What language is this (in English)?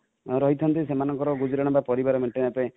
Odia